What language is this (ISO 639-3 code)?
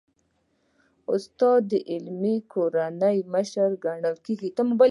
pus